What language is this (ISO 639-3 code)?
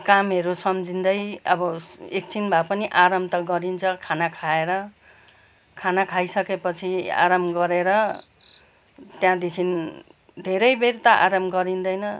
nep